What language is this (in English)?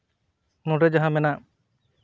Santali